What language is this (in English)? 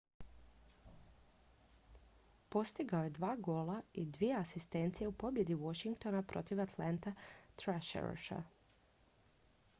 Croatian